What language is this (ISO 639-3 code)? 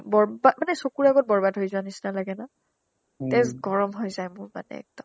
asm